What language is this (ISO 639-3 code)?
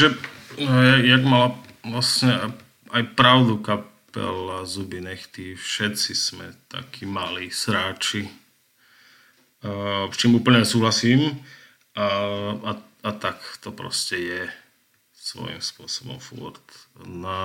slk